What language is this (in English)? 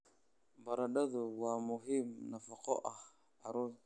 Somali